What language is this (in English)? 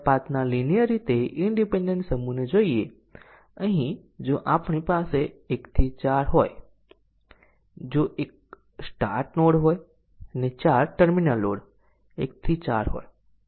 Gujarati